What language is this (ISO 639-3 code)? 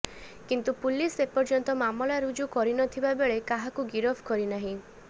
ori